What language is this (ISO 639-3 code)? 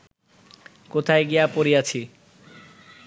ben